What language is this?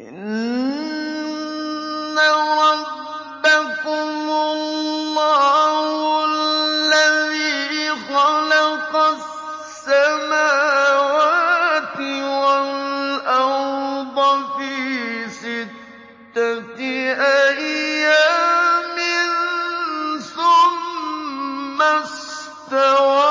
Arabic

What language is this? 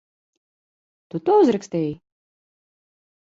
Latvian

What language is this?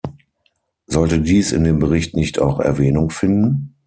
German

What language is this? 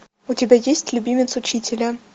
Russian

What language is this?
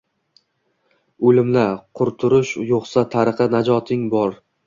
Uzbek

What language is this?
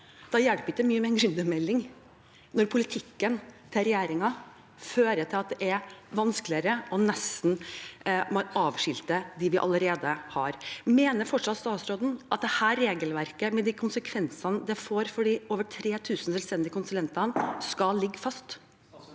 Norwegian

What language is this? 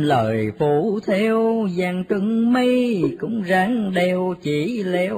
Vietnamese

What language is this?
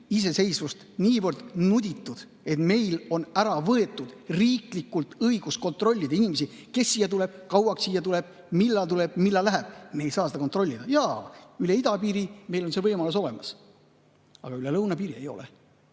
Estonian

